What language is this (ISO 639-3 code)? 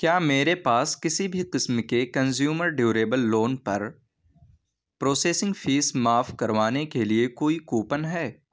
urd